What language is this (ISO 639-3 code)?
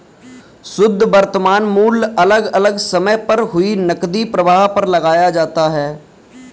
hin